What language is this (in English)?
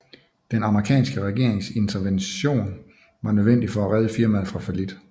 Danish